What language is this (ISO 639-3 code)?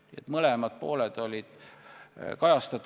est